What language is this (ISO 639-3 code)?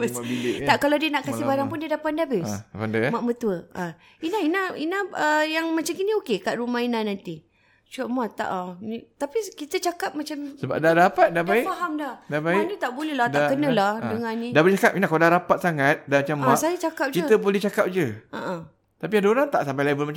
msa